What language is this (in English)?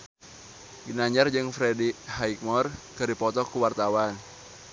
Sundanese